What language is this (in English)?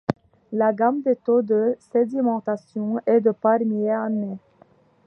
French